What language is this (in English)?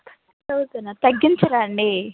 Telugu